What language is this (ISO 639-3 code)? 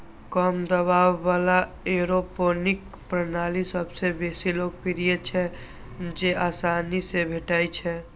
mai